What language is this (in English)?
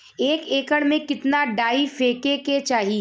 Bhojpuri